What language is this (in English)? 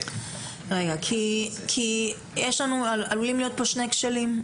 Hebrew